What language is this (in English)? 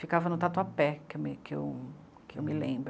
Portuguese